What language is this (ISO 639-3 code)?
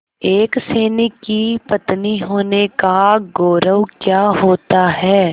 hin